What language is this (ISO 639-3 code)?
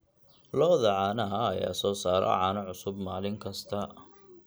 som